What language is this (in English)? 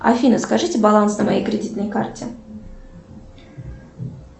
Russian